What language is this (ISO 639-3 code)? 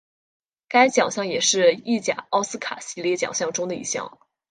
zho